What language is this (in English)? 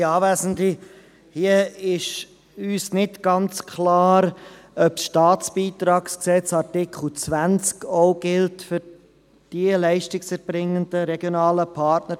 Swiss German